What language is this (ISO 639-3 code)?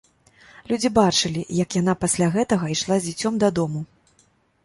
bel